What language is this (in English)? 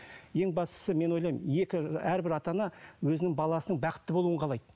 Kazakh